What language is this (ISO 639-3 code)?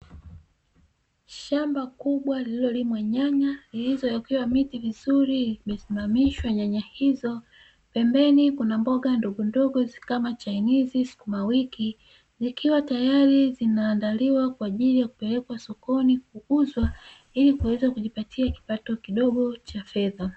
swa